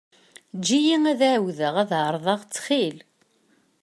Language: Kabyle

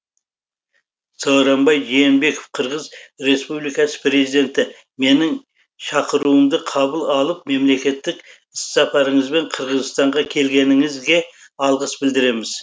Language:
Kazakh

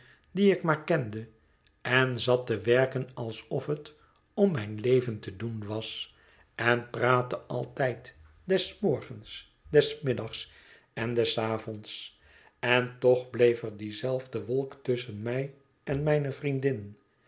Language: Dutch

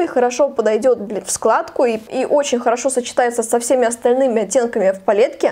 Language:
Russian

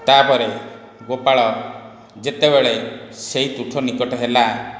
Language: Odia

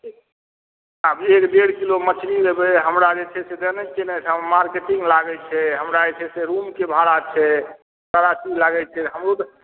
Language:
Maithili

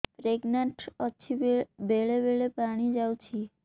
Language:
Odia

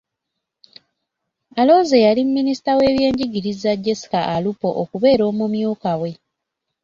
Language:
Ganda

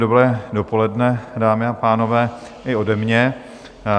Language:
Czech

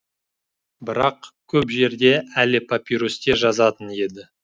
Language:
Kazakh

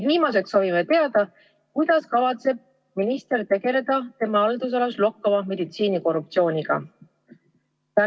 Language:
Estonian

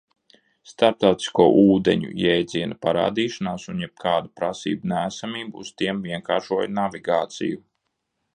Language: Latvian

